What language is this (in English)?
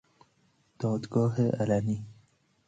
Persian